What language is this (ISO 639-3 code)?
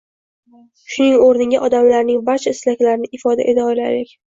uzb